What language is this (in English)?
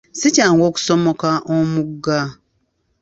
Ganda